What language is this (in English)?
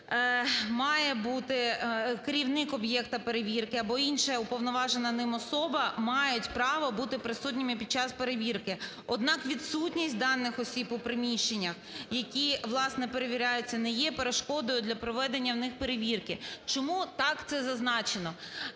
Ukrainian